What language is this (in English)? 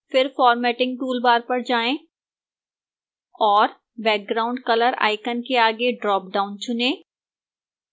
Hindi